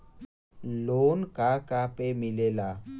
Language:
Bhojpuri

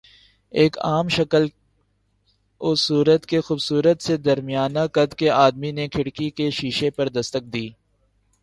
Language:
Urdu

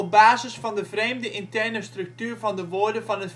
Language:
Dutch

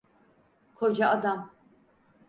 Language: Turkish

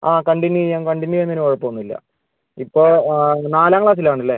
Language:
Malayalam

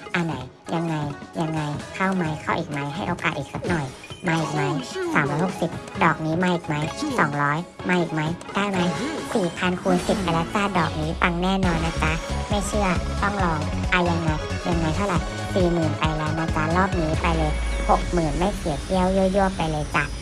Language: Thai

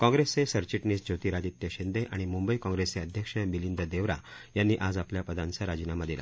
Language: Marathi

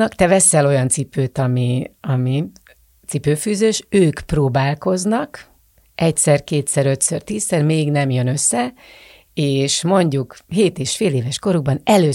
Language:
Hungarian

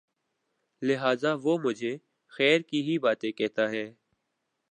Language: Urdu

